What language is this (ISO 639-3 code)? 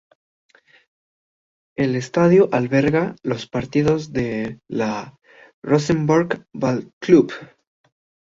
spa